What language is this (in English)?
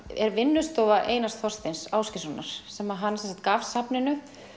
Icelandic